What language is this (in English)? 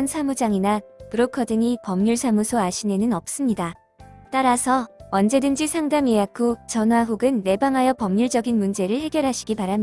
Korean